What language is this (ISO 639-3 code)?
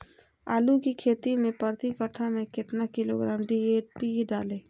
mag